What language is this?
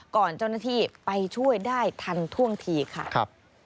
Thai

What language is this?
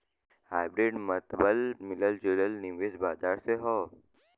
Bhojpuri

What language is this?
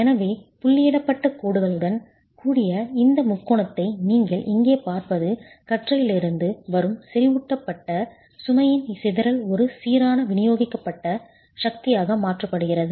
Tamil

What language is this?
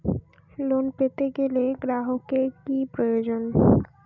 Bangla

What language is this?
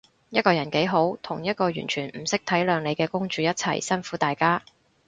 Cantonese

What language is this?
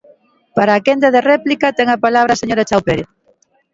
Galician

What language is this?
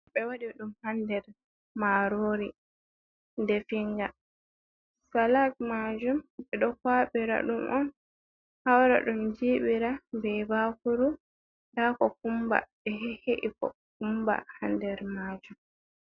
Fula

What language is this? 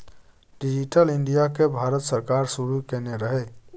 Maithili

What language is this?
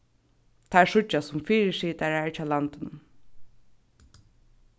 Faroese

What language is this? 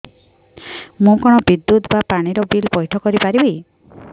Odia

